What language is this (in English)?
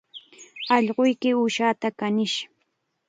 Chiquián Ancash Quechua